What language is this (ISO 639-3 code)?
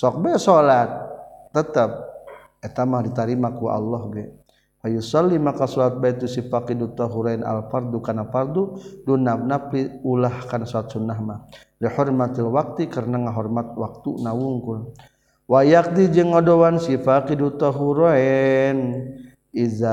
msa